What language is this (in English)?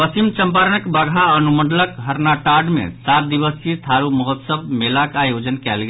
Maithili